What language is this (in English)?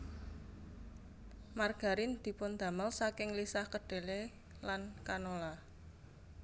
Javanese